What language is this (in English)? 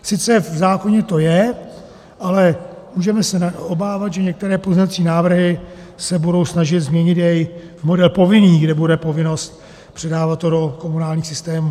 Czech